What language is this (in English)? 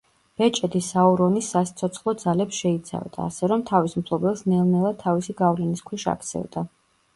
Georgian